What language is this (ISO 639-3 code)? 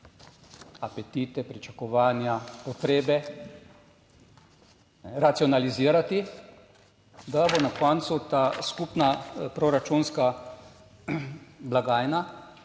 slv